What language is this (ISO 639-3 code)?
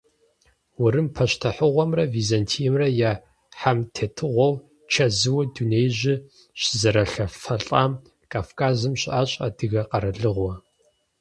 kbd